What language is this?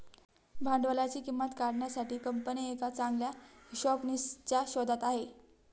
Marathi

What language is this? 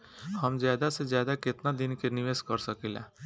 Bhojpuri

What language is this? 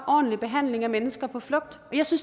Danish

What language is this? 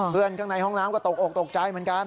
Thai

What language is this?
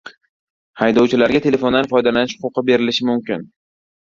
Uzbek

